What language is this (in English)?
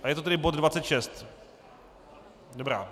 Czech